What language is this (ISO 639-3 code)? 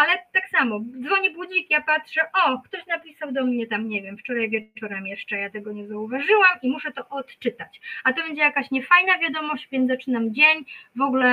pol